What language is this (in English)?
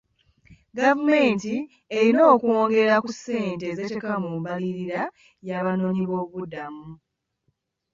Ganda